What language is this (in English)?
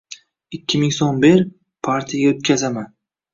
Uzbek